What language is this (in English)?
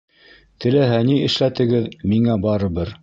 Bashkir